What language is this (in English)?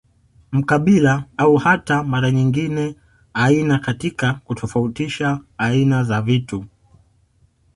Swahili